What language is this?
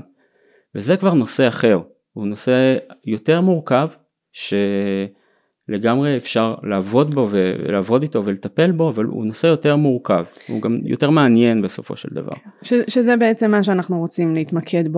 Hebrew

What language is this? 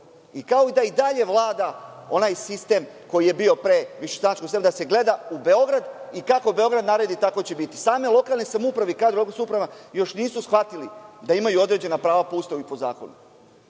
Serbian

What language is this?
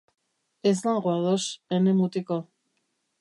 Basque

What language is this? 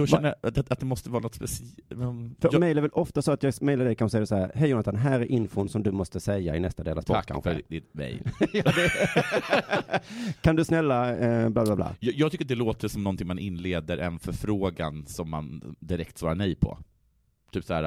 Swedish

